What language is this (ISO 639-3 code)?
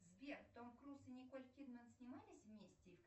rus